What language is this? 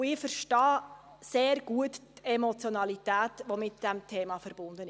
Swiss German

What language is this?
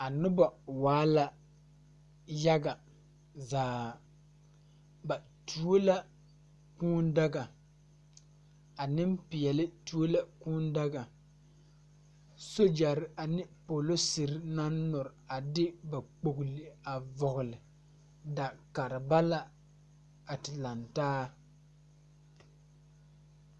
Southern Dagaare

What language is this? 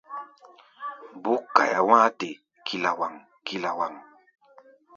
Gbaya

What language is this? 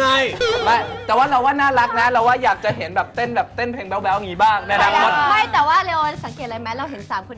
Thai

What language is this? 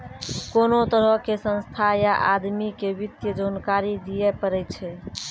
Maithili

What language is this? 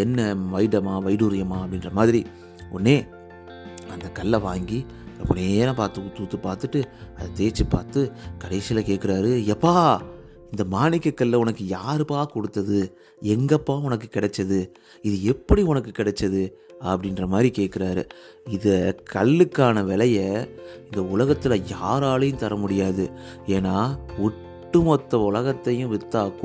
Tamil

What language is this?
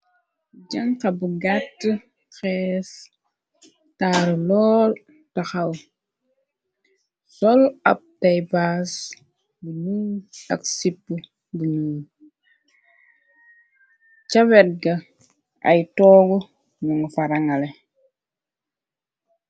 Wolof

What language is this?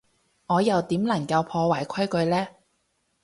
Cantonese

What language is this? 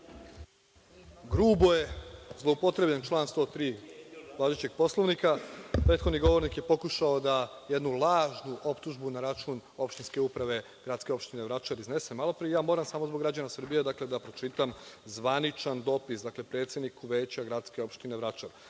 Serbian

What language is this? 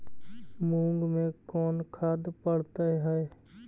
Magahi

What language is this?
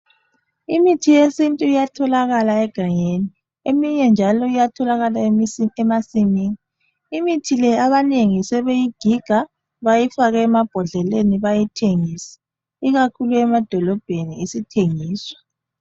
North Ndebele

